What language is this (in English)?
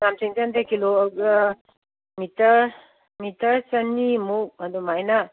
Manipuri